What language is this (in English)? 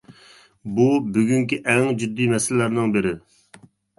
Uyghur